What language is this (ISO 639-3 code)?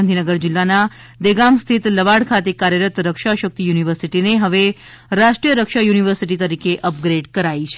guj